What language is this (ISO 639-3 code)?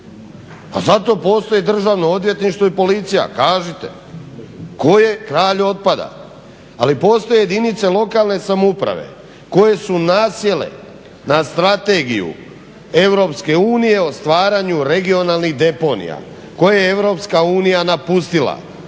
hrv